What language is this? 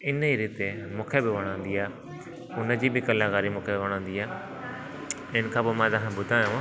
Sindhi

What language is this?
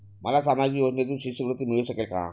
Marathi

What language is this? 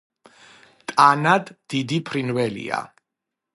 Georgian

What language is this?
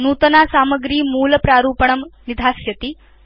Sanskrit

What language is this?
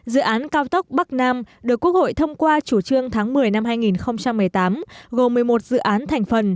Vietnamese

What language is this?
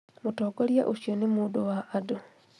Kikuyu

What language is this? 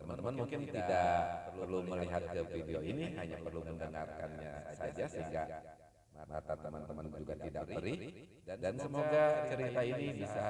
Indonesian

